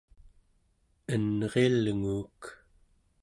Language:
Central Yupik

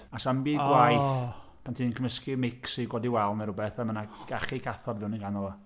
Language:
Welsh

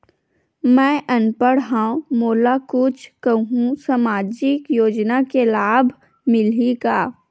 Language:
Chhattisgarhi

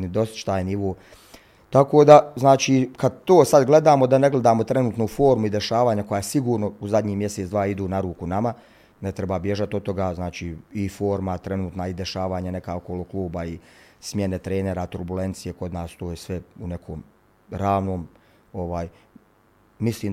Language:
Croatian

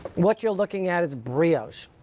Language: English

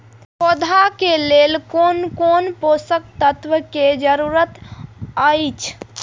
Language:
Maithili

